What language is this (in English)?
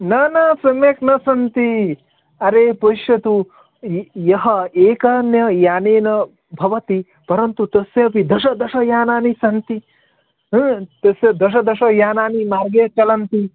Sanskrit